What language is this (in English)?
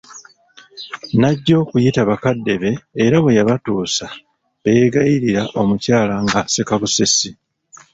Ganda